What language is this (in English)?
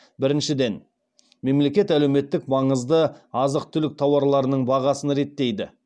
Kazakh